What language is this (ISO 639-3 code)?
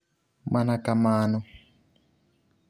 luo